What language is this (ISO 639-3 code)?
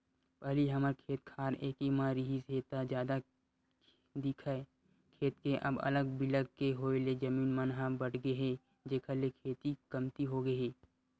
hne